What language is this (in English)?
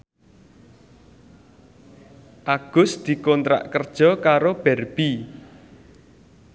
Javanese